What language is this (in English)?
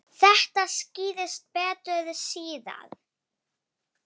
Icelandic